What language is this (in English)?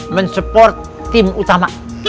Indonesian